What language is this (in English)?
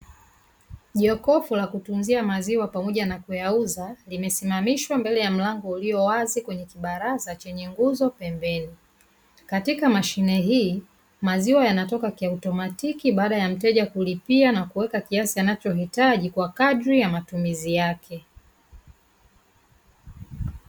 Swahili